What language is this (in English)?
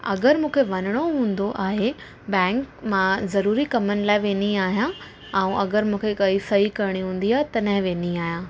Sindhi